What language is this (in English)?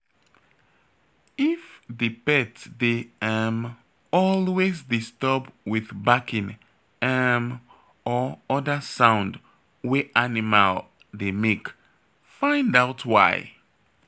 Nigerian Pidgin